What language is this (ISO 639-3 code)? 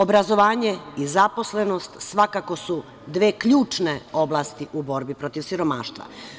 srp